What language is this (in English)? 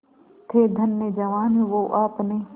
Hindi